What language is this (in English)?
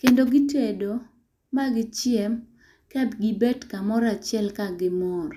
Luo (Kenya and Tanzania)